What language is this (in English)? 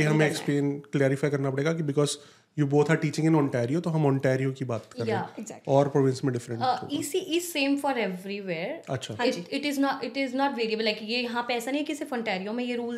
Hindi